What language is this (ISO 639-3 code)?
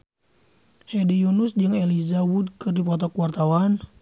sun